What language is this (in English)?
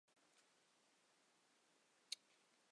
Chinese